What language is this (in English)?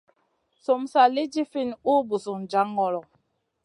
Masana